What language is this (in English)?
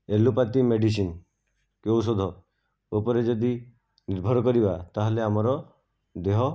Odia